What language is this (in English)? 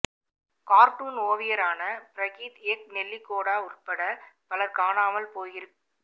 Tamil